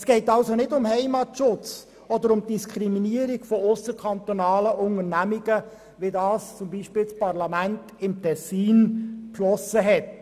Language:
Swiss German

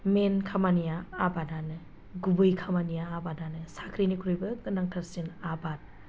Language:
Bodo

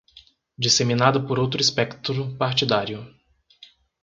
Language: Portuguese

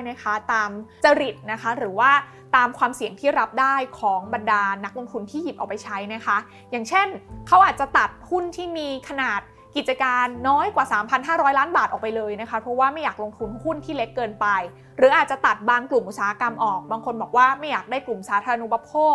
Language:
Thai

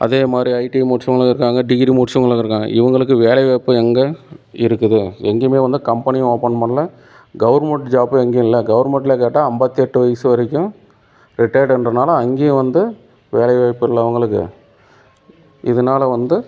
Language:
Tamil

